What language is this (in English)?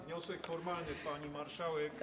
Polish